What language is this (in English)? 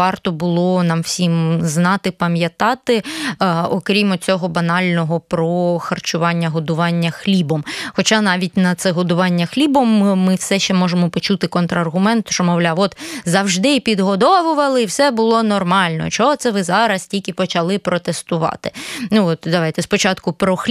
Ukrainian